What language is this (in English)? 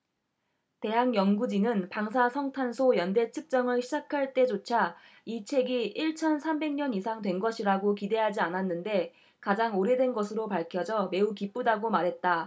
Korean